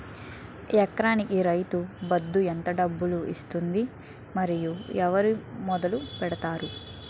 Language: Telugu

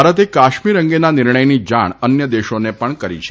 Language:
Gujarati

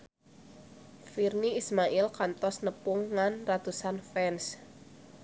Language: Sundanese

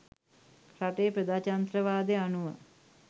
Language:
Sinhala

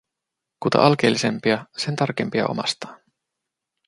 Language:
Finnish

